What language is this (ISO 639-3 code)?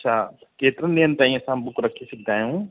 snd